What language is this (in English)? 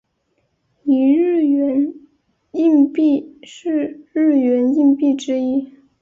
Chinese